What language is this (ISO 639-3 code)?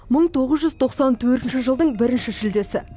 kaz